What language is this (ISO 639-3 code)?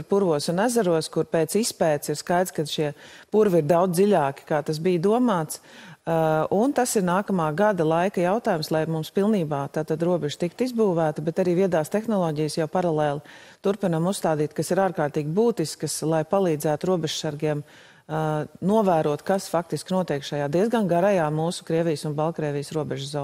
lav